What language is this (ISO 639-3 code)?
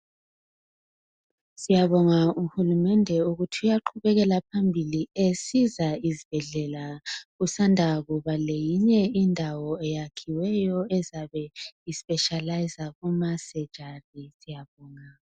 nde